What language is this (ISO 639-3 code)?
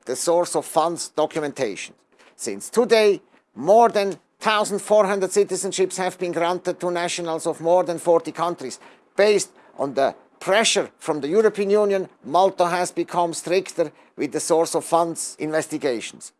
eng